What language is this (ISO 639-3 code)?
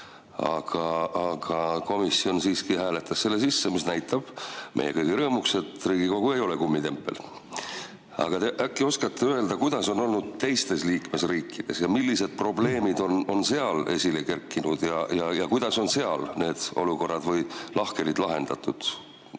est